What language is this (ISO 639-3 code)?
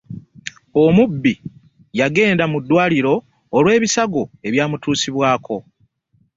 lug